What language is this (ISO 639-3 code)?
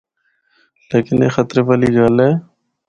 hno